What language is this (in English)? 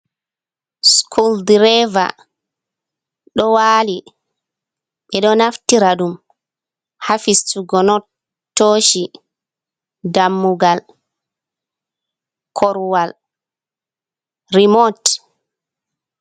Fula